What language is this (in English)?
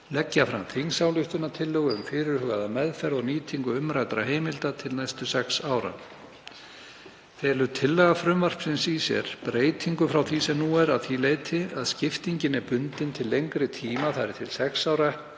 Icelandic